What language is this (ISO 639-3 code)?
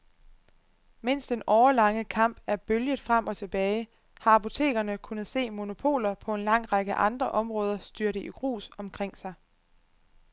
dan